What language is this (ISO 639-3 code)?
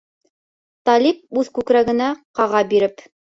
bak